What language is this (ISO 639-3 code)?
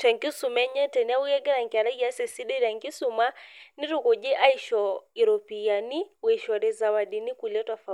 mas